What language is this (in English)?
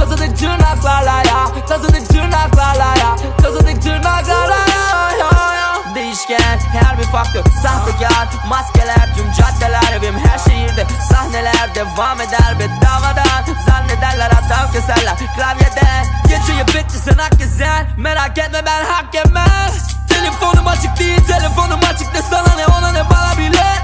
Turkish